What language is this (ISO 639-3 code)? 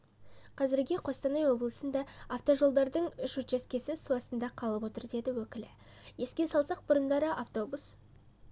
kaz